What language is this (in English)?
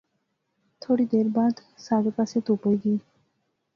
Pahari-Potwari